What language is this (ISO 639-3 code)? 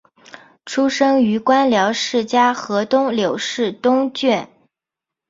zho